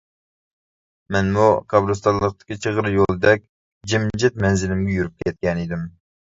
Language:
Uyghur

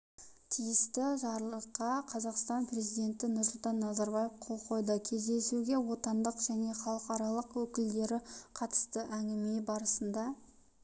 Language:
Kazakh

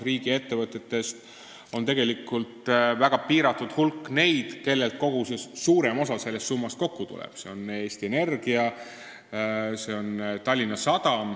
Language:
Estonian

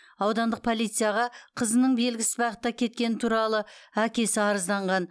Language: Kazakh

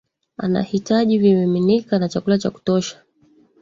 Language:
Swahili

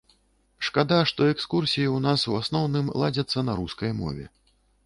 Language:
Belarusian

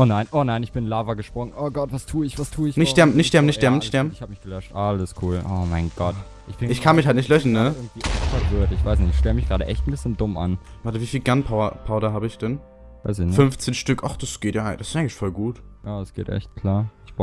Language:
German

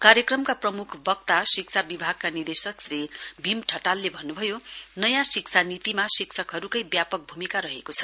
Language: Nepali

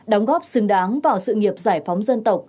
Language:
Vietnamese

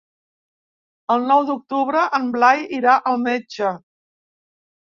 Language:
Catalan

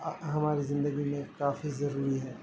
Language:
Urdu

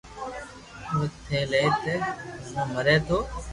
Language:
Loarki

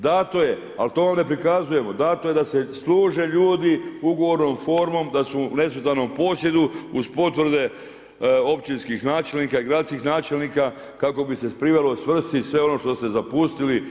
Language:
Croatian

